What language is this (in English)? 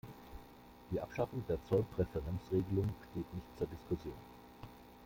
German